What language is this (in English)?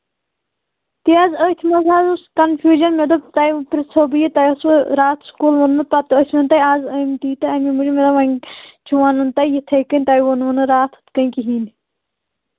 Kashmiri